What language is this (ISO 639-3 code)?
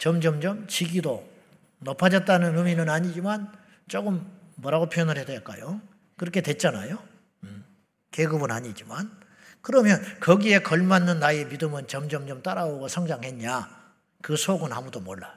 kor